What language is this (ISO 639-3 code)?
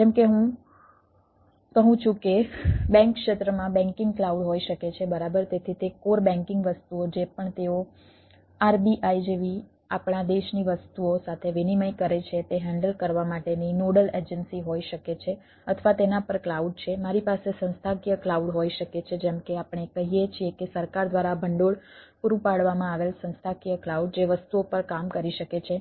guj